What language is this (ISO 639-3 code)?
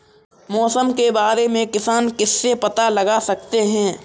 hin